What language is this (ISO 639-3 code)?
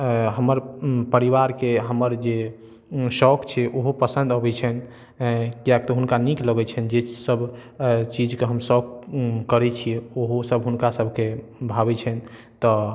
mai